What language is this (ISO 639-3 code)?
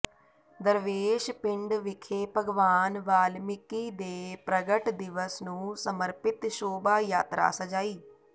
pan